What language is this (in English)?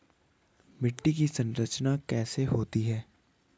Hindi